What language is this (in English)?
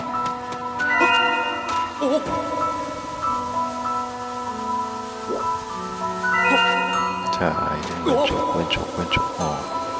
Korean